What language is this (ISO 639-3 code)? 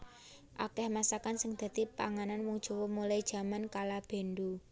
jav